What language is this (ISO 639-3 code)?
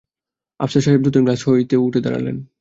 ben